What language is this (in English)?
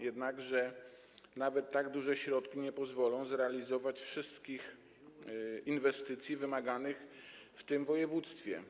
Polish